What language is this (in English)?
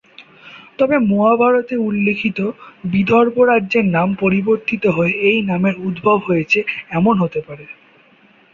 Bangla